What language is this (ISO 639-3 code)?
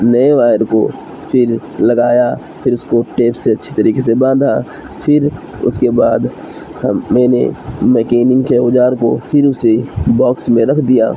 urd